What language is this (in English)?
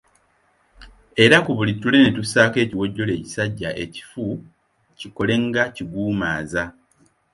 Ganda